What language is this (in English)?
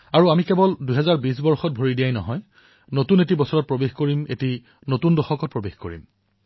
Assamese